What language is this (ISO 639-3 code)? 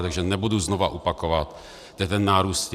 ces